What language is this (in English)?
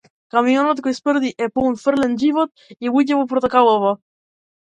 Macedonian